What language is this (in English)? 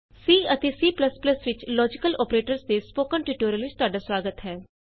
Punjabi